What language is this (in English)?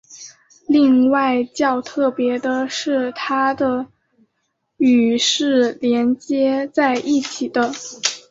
Chinese